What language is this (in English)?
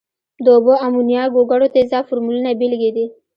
Pashto